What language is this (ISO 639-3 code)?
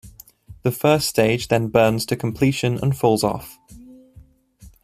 eng